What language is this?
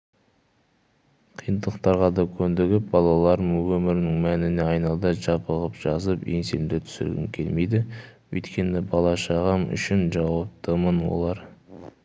Kazakh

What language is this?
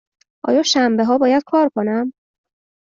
Persian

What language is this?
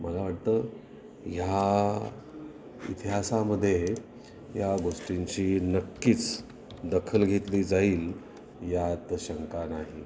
Marathi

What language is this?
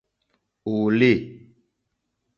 Mokpwe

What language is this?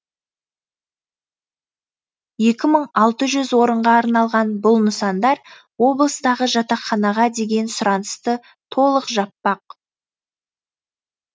Kazakh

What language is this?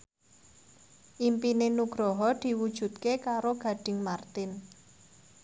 Javanese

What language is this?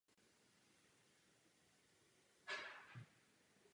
Czech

